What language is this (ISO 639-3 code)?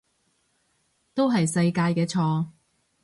yue